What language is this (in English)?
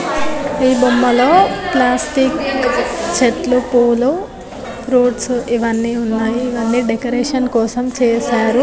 Telugu